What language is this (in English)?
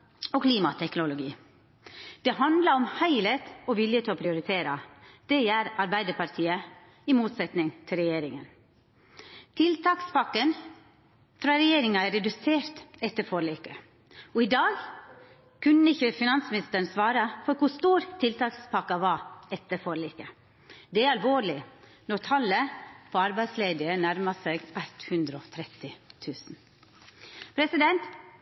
Norwegian Nynorsk